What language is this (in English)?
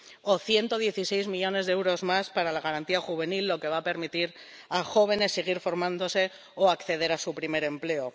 Spanish